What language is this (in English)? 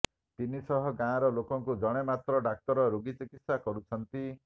Odia